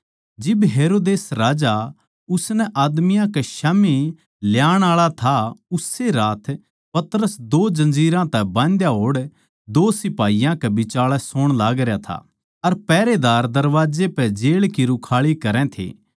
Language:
Haryanvi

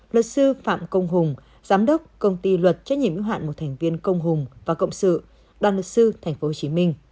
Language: Vietnamese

